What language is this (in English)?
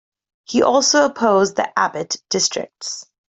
English